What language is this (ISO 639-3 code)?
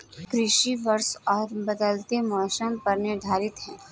hin